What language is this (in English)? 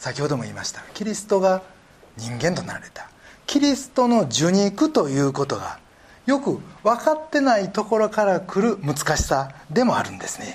Japanese